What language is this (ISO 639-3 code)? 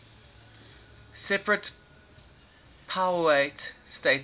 eng